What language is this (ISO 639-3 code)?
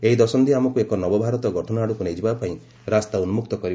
ori